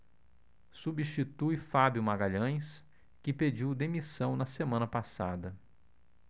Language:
Portuguese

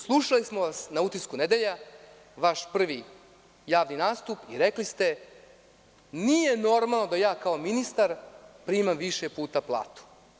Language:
Serbian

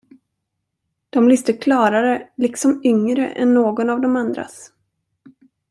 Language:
Swedish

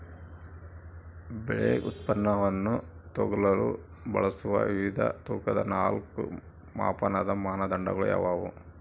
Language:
Kannada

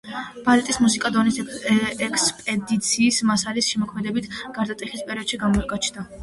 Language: Georgian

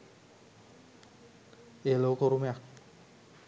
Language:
Sinhala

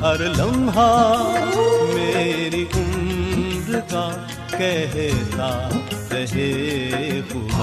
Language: Urdu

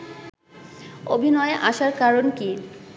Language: Bangla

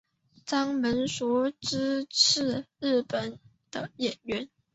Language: Chinese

